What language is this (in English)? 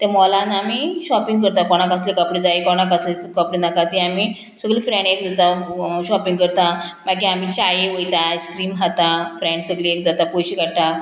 Konkani